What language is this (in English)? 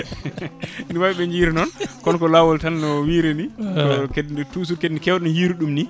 Fula